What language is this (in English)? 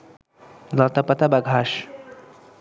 Bangla